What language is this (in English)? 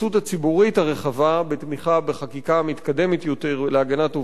Hebrew